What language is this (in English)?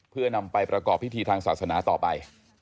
Thai